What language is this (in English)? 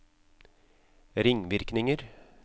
Norwegian